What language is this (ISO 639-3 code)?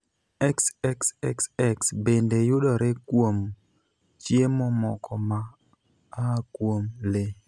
luo